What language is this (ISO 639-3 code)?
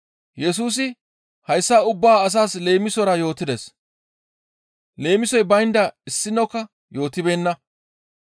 gmv